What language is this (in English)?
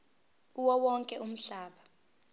Zulu